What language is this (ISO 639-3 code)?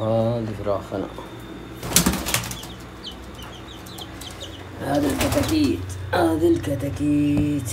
ara